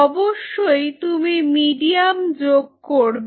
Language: Bangla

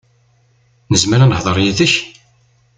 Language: Kabyle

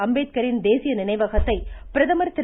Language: Tamil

